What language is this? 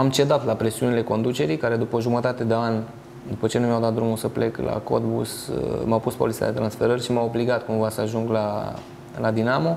Romanian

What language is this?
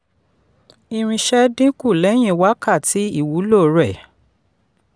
Yoruba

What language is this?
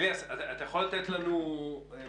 Hebrew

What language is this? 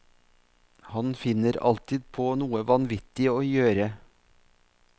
Norwegian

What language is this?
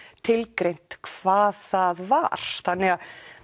Icelandic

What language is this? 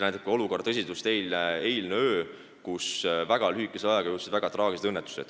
Estonian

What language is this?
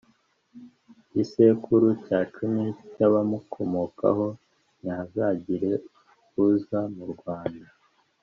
Kinyarwanda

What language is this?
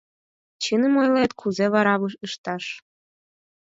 Mari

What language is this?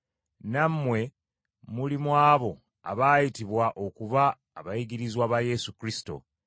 Ganda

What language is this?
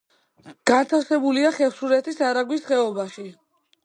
Georgian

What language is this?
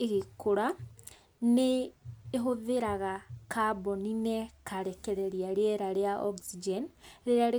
Kikuyu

